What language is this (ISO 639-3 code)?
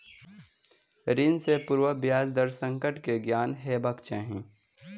mai